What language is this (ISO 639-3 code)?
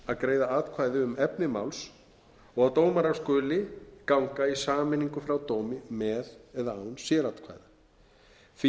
isl